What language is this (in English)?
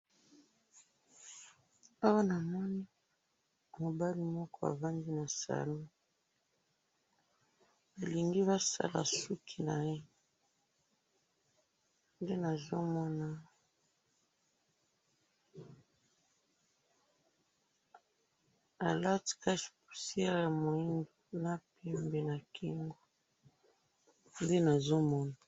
Lingala